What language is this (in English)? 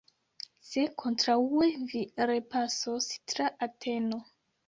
Esperanto